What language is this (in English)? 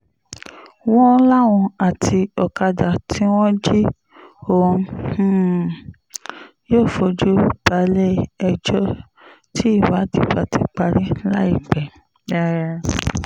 Yoruba